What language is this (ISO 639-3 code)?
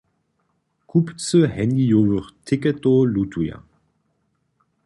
hsb